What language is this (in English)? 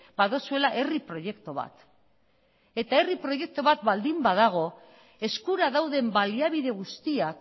Basque